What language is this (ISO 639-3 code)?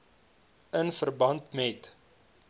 afr